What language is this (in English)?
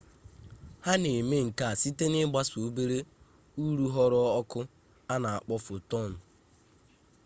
Igbo